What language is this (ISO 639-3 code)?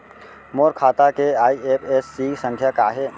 hne